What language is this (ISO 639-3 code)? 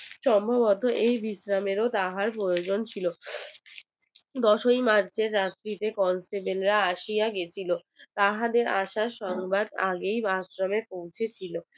ben